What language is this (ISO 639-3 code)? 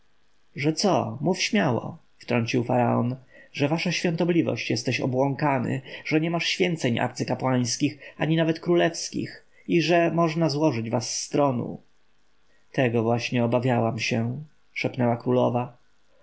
pol